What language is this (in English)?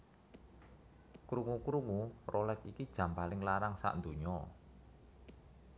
Javanese